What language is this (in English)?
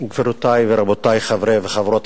Hebrew